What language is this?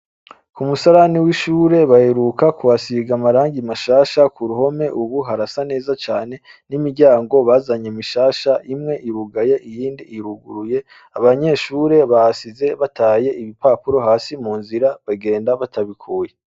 Rundi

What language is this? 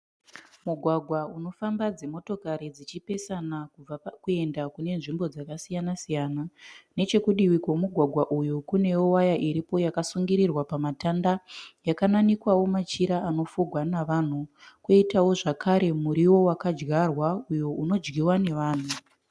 Shona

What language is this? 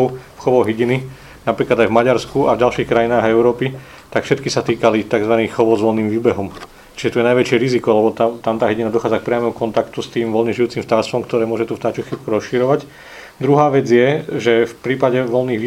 Slovak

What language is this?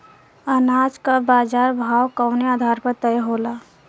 Bhojpuri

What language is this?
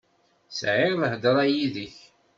Kabyle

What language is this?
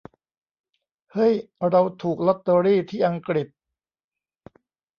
Thai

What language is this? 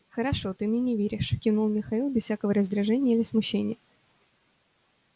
Russian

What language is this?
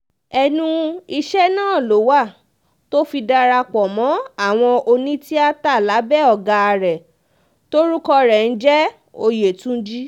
Yoruba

